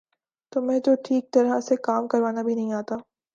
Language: Urdu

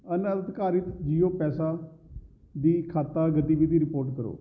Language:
Punjabi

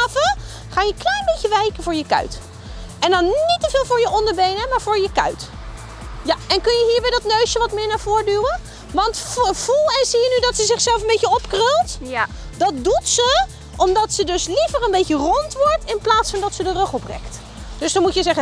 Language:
Dutch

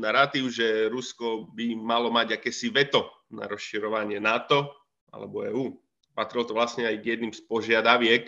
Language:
Slovak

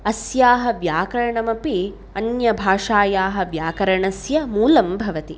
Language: Sanskrit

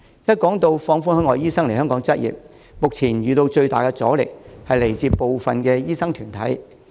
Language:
Cantonese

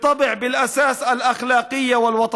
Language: Hebrew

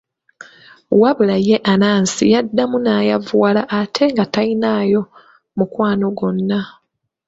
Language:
Ganda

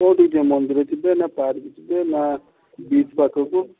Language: Odia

